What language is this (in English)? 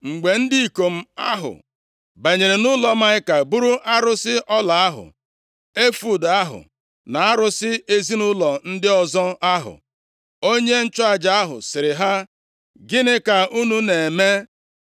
Igbo